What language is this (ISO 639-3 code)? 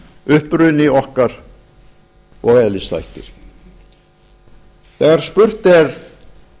isl